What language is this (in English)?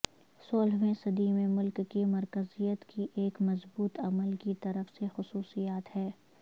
Urdu